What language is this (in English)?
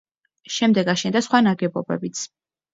Georgian